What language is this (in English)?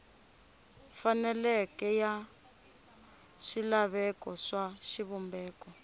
Tsonga